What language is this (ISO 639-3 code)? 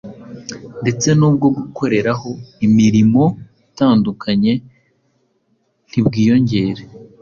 kin